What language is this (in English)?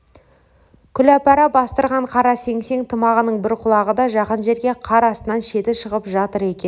Kazakh